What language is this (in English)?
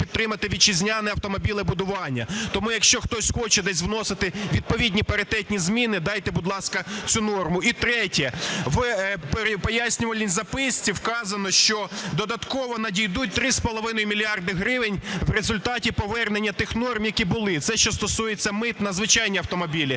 Ukrainian